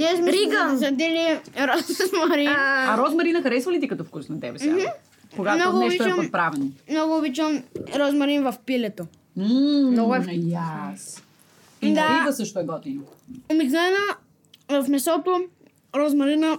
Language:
Bulgarian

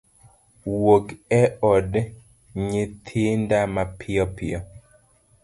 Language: Luo (Kenya and Tanzania)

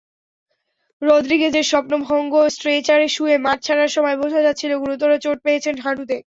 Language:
Bangla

